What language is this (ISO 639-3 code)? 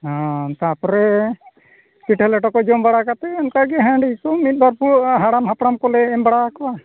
sat